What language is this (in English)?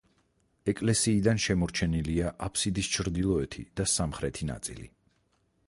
Georgian